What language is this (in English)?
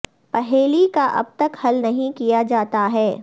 Urdu